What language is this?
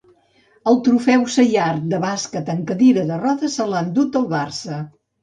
Catalan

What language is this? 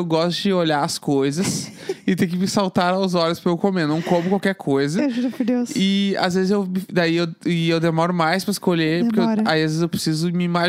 Portuguese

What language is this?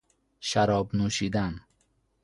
Persian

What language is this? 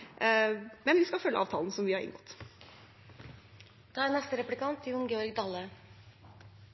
Norwegian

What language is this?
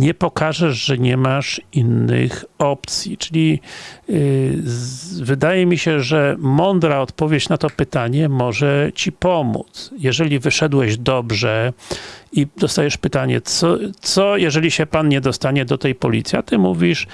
Polish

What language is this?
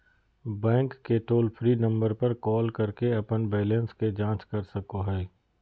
Magahi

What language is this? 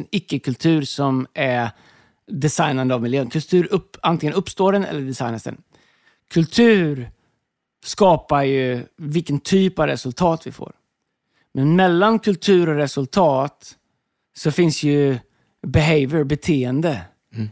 Swedish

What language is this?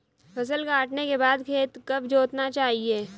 Hindi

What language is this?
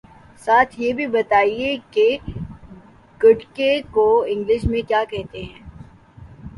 Urdu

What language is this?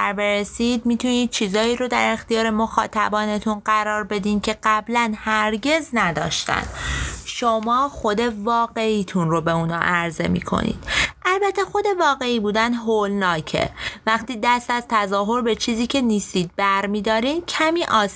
Persian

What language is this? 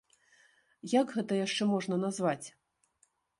Belarusian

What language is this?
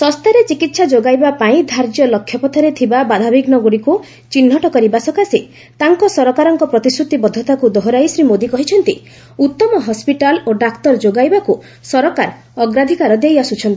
Odia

